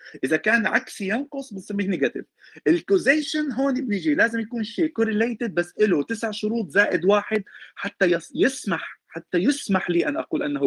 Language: Arabic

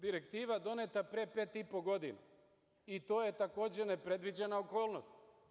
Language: Serbian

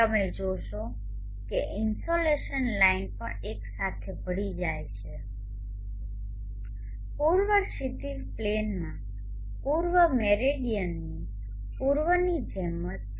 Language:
Gujarati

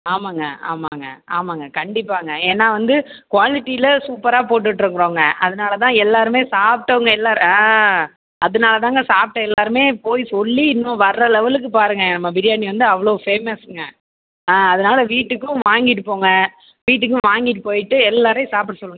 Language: Tamil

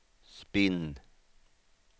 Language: Swedish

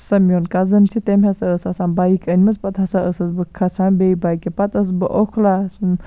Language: Kashmiri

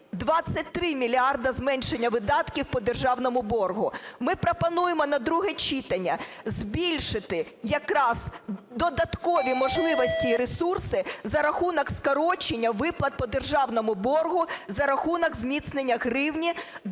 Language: Ukrainian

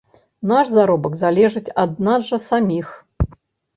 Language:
Belarusian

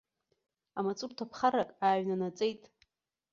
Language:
Abkhazian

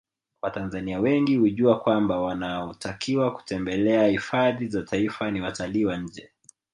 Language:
Swahili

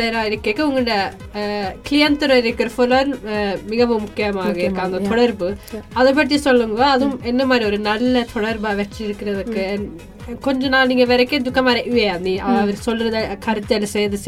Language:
Tamil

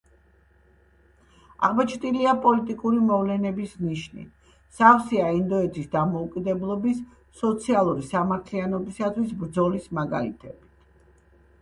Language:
Georgian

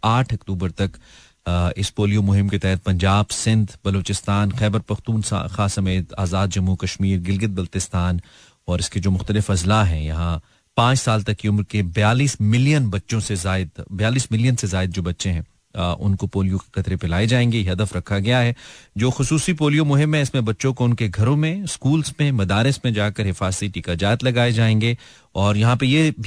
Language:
Hindi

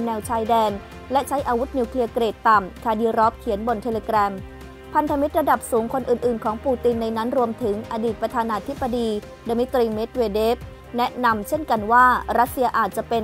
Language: Thai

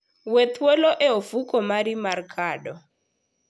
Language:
Luo (Kenya and Tanzania)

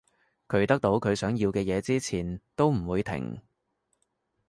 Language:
Cantonese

